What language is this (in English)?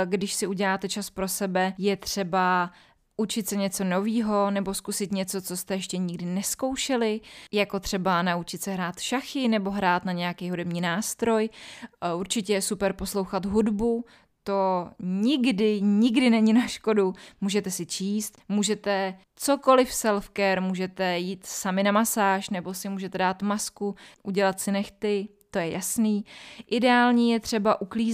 Czech